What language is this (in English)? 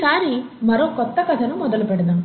Telugu